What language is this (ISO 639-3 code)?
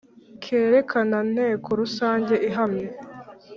kin